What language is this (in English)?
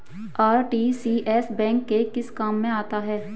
Hindi